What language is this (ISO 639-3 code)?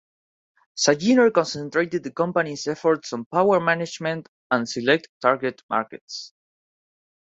eng